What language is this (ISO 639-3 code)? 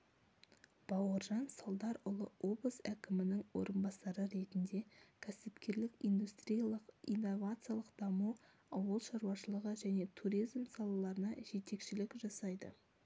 kaz